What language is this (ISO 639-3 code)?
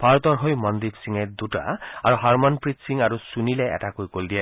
asm